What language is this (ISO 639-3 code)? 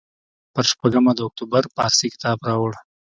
pus